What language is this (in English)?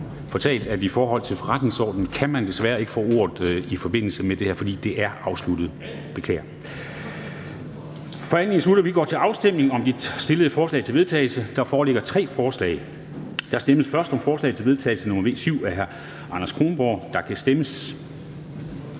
Danish